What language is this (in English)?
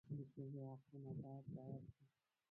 Pashto